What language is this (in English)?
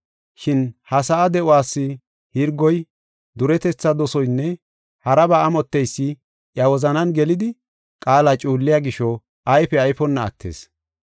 Gofa